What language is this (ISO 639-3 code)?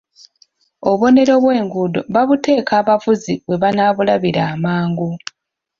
lug